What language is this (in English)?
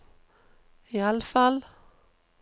Norwegian